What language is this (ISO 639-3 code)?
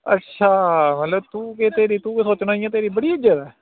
doi